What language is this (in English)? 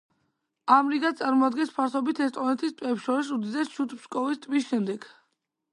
Georgian